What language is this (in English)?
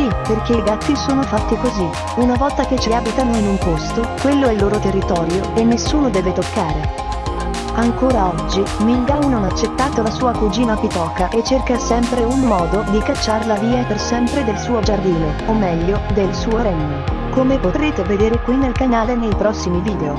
Italian